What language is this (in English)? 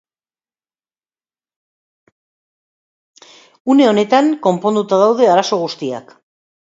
Basque